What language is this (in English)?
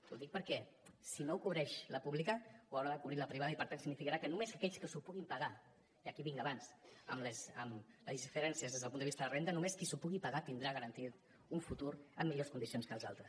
Catalan